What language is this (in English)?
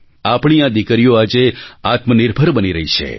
Gujarati